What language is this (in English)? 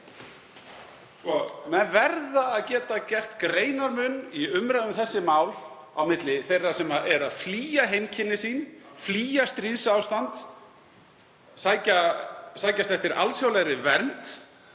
Icelandic